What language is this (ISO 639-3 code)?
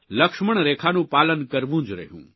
guj